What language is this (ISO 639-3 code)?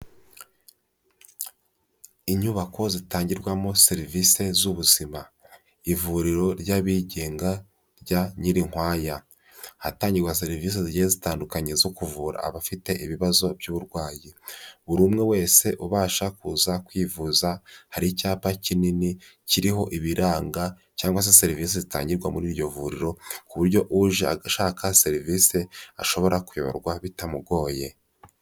kin